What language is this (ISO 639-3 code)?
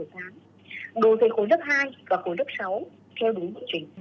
vie